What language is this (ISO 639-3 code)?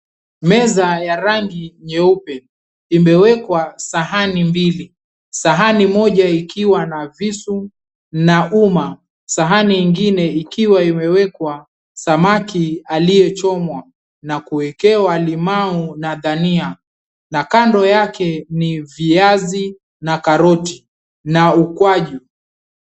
swa